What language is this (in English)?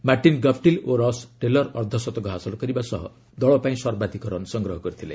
Odia